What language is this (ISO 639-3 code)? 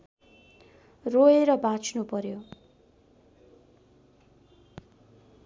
nep